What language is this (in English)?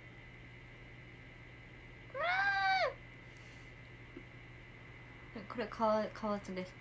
Japanese